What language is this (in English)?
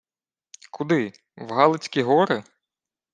Ukrainian